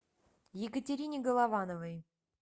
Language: Russian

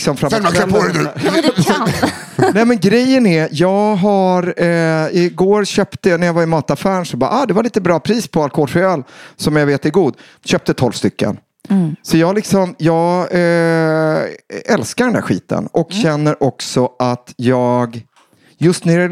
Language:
Swedish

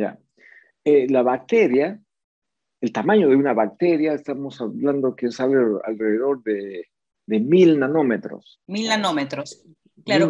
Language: Spanish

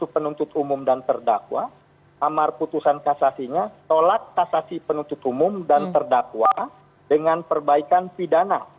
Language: Indonesian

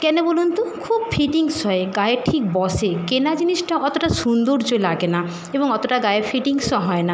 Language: Bangla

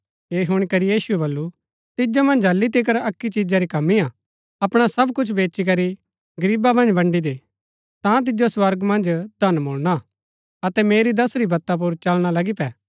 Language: Gaddi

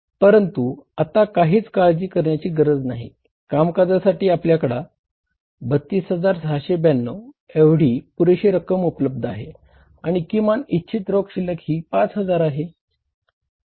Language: Marathi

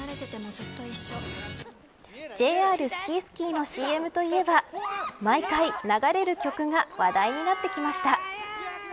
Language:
Japanese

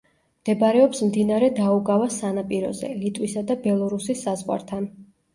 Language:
Georgian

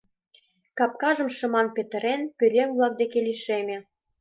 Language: Mari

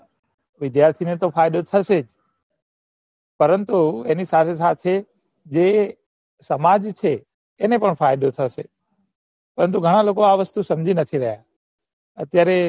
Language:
Gujarati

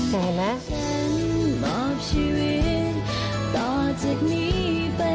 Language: Thai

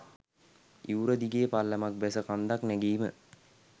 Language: Sinhala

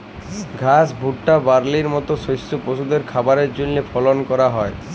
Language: Bangla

